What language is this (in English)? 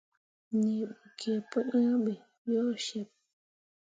Mundang